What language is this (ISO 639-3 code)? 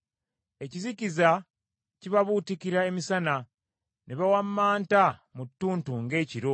lug